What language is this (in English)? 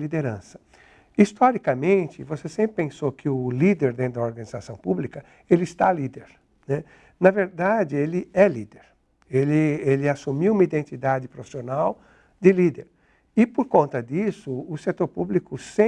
Portuguese